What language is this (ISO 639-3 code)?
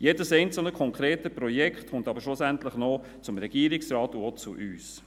gsw